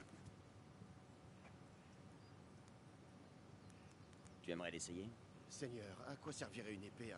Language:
French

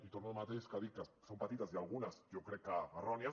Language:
Catalan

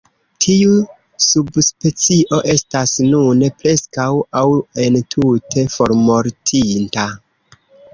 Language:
Esperanto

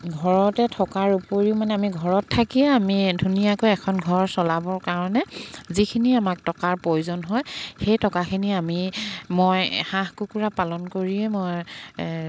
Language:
Assamese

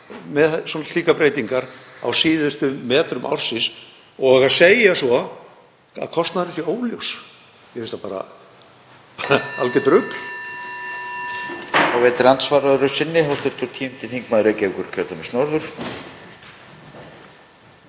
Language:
Icelandic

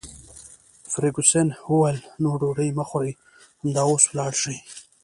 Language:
Pashto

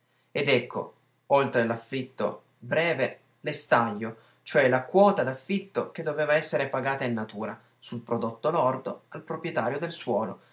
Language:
Italian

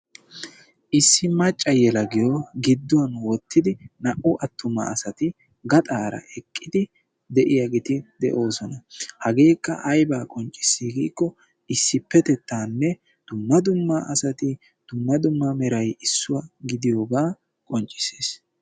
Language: Wolaytta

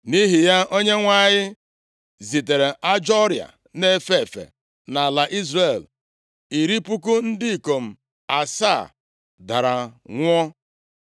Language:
Igbo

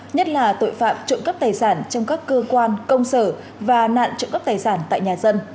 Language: Vietnamese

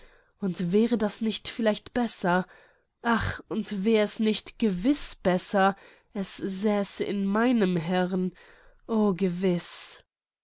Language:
German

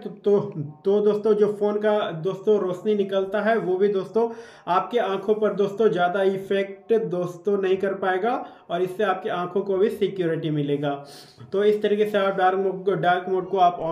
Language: Hindi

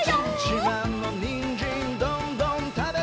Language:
Japanese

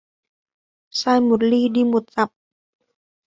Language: Vietnamese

